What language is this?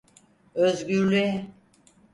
Turkish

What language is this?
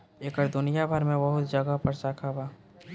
Bhojpuri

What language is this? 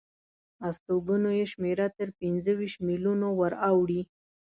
Pashto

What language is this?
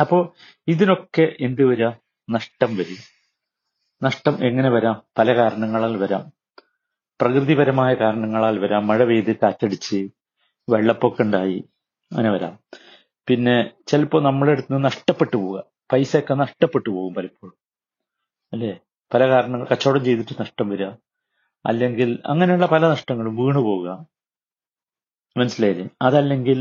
Malayalam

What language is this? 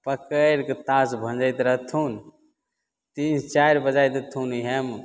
Maithili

